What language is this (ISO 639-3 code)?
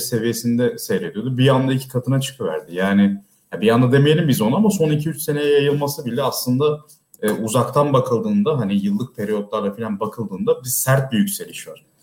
tur